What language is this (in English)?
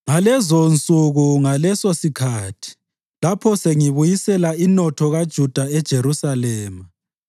North Ndebele